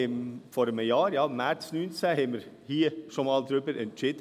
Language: Swiss German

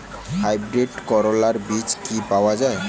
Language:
Bangla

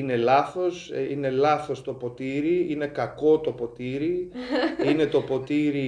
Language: Greek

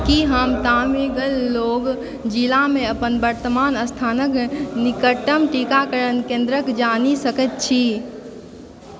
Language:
Maithili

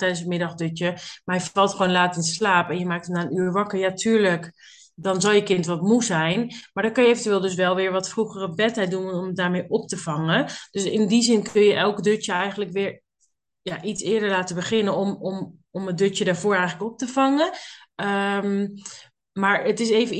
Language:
Dutch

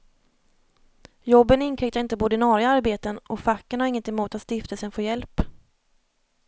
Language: Swedish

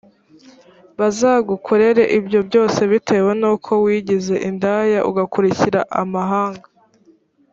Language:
Kinyarwanda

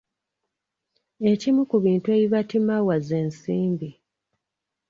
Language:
Ganda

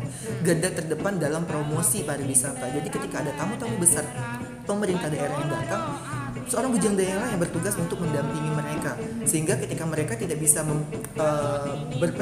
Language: Indonesian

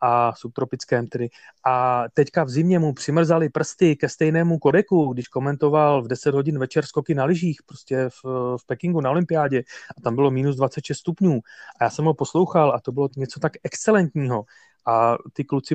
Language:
Czech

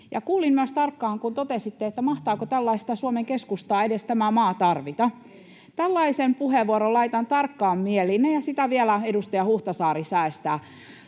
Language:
Finnish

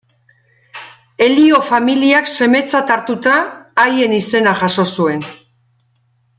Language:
Basque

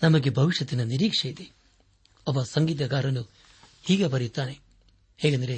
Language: Kannada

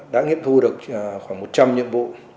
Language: Vietnamese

